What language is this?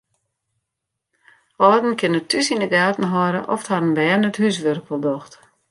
Western Frisian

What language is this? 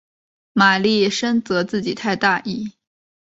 Chinese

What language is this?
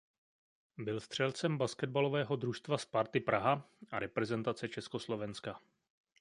Czech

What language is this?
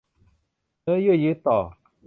Thai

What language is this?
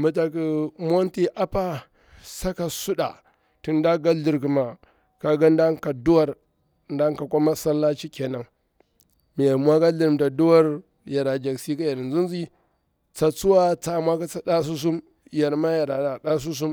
Bura-Pabir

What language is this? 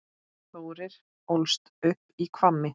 Icelandic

